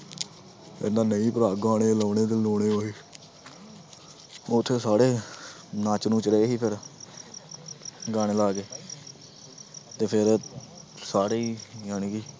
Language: Punjabi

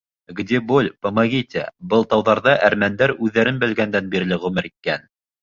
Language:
Bashkir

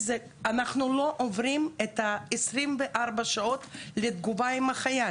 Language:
Hebrew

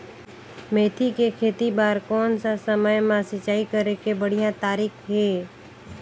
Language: Chhattisgarhi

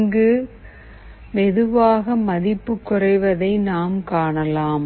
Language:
Tamil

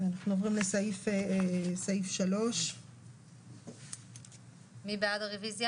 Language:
Hebrew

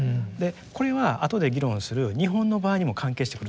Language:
Japanese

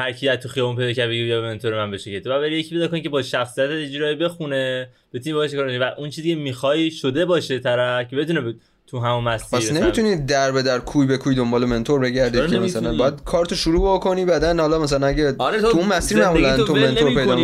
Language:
Persian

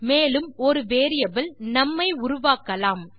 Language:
Tamil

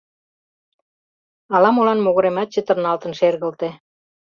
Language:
Mari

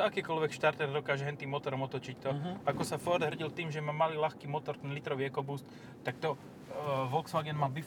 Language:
Slovak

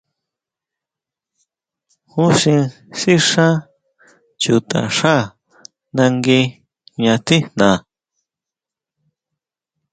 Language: Huautla Mazatec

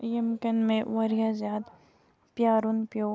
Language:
Kashmiri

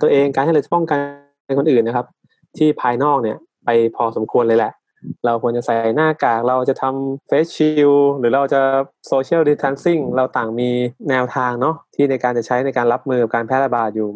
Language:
Thai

